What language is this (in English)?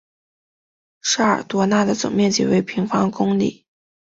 Chinese